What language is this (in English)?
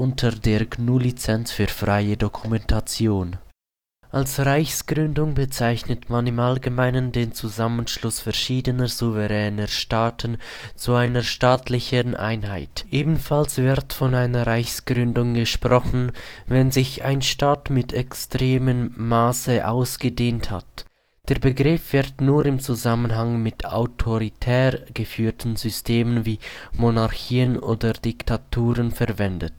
German